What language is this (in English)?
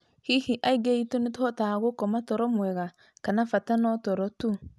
Kikuyu